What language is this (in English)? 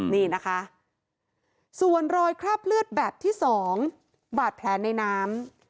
Thai